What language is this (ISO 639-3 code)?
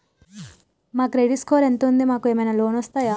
tel